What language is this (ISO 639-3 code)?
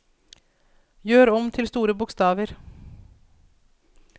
nor